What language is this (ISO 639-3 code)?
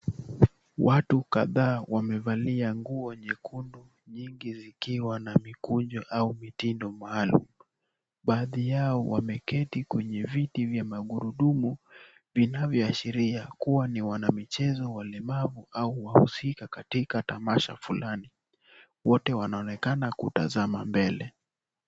swa